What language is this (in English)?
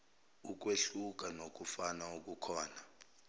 Zulu